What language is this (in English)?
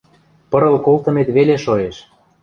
Western Mari